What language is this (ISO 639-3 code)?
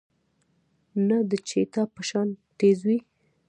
pus